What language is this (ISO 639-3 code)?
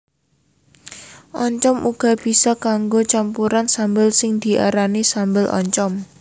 jav